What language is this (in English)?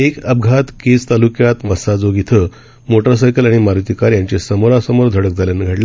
Marathi